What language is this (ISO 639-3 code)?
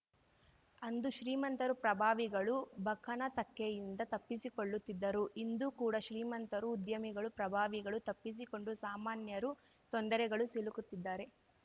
kan